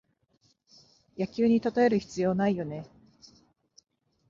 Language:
Japanese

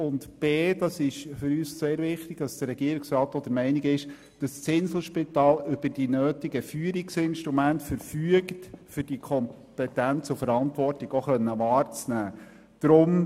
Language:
Swiss German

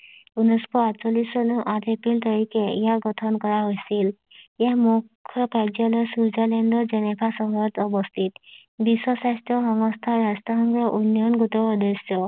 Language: Assamese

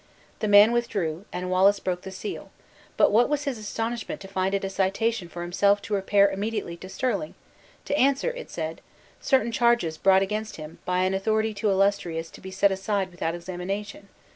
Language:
English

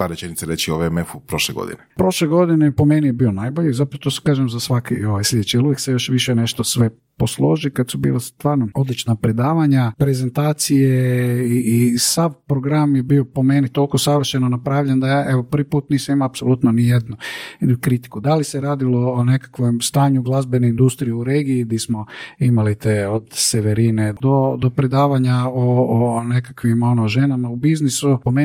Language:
Croatian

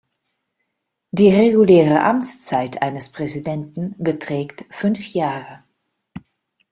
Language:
German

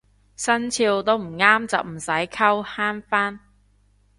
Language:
Cantonese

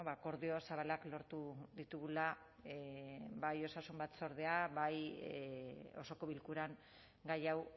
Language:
Basque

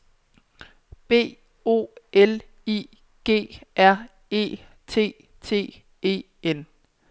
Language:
Danish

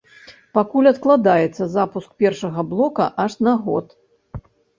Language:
Belarusian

